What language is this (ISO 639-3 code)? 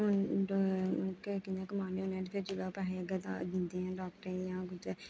doi